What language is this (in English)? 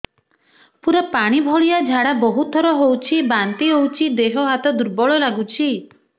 Odia